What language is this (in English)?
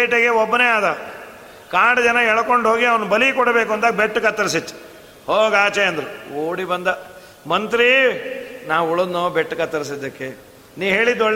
Kannada